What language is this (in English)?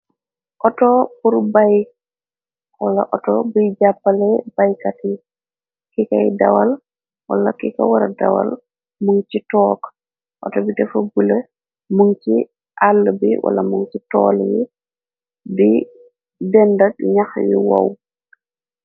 Wolof